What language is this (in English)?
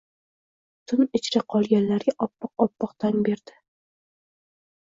Uzbek